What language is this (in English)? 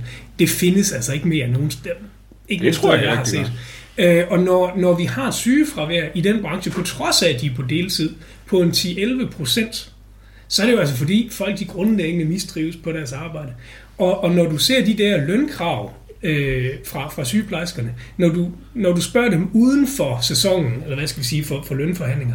Danish